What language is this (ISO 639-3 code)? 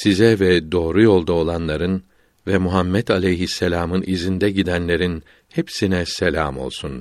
tur